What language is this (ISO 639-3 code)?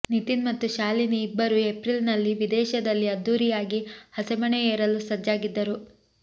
kan